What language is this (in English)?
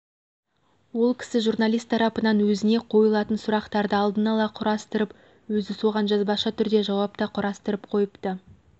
Kazakh